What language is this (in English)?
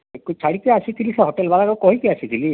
Odia